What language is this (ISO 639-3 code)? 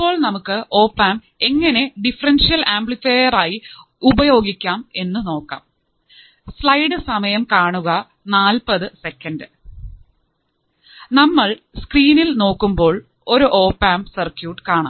mal